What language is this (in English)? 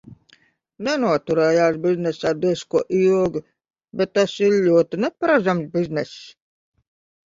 Latvian